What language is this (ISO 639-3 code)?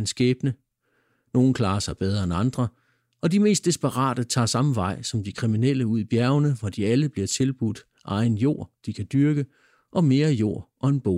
dan